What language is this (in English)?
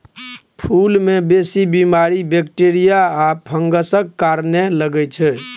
Maithili